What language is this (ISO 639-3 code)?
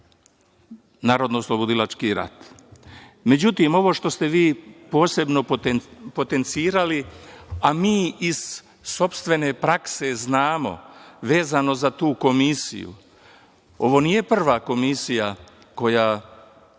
srp